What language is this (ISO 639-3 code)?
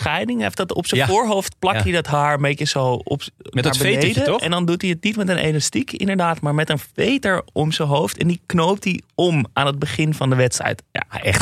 nld